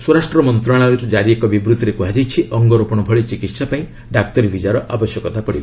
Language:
Odia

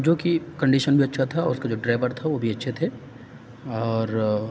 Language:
Urdu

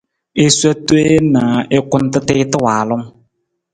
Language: Nawdm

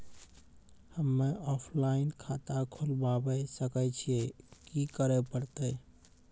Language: Maithili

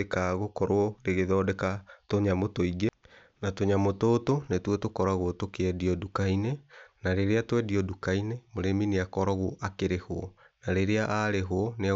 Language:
Kikuyu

